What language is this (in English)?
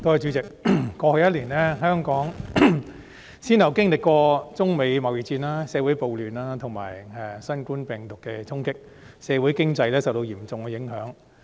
Cantonese